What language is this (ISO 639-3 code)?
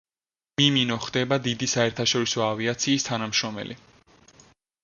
kat